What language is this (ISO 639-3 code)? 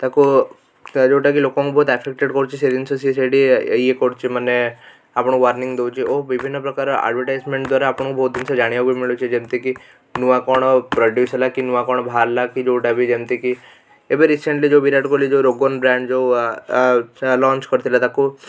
ori